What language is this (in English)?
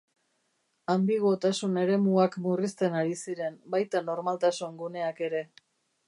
Basque